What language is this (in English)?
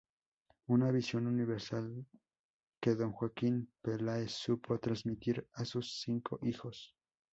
Spanish